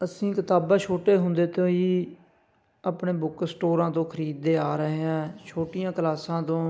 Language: Punjabi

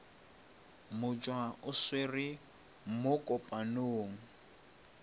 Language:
Northern Sotho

